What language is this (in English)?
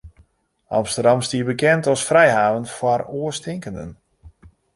Western Frisian